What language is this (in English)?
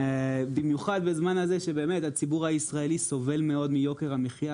Hebrew